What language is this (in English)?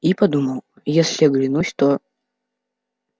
Russian